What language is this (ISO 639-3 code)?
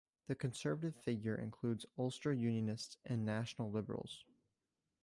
eng